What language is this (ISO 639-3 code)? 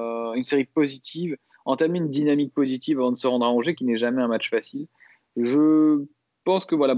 fra